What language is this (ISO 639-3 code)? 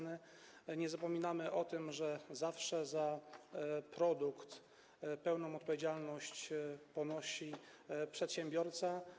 pol